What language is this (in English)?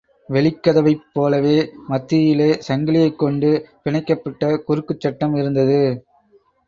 Tamil